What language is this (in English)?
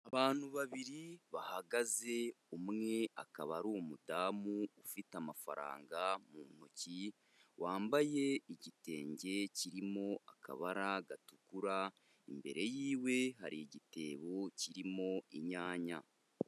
Kinyarwanda